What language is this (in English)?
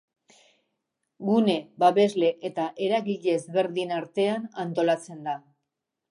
Basque